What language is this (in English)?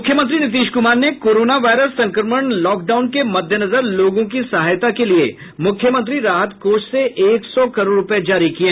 Hindi